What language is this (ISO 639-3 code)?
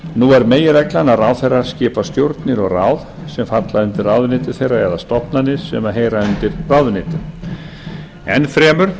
isl